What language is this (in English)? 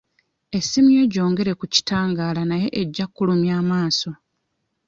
Ganda